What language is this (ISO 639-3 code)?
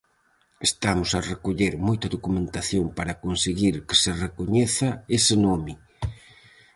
glg